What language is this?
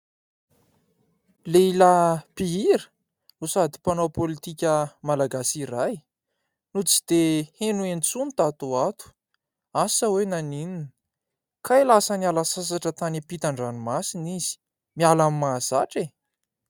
Malagasy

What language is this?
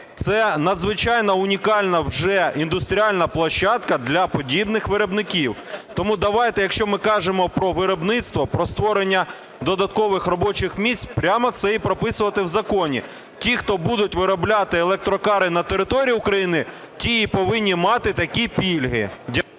Ukrainian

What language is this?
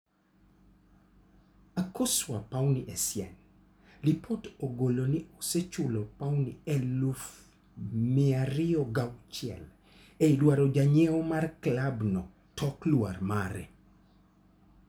Luo (Kenya and Tanzania)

